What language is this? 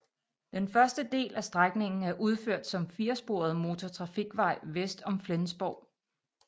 Danish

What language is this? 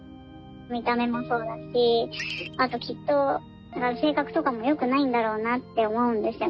Japanese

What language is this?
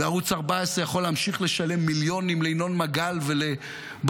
Hebrew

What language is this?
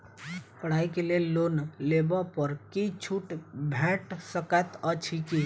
Maithili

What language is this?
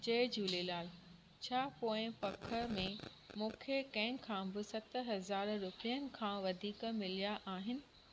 Sindhi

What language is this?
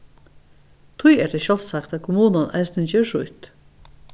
Faroese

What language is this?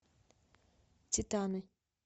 Russian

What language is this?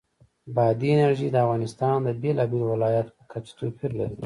Pashto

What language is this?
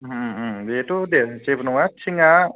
Bodo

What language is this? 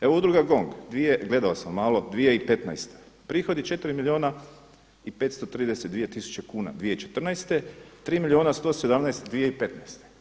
Croatian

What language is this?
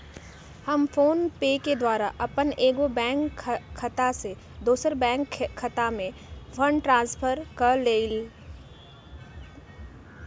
Magahi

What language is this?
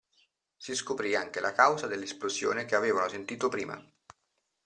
Italian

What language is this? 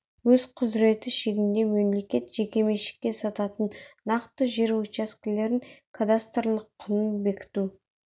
Kazakh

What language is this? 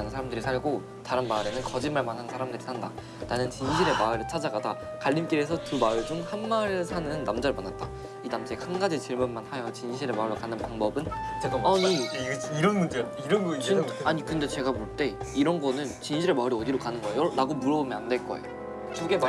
Korean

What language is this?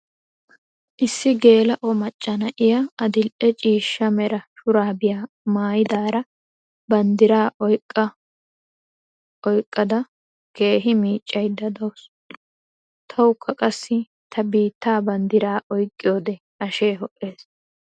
Wolaytta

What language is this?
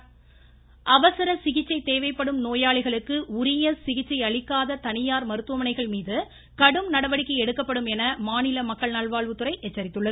Tamil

